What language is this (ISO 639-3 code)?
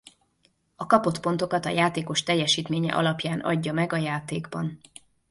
hun